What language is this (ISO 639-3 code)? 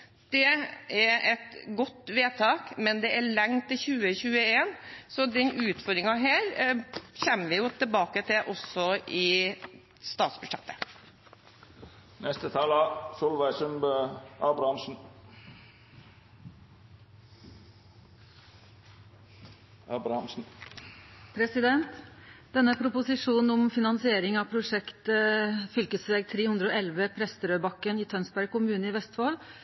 nor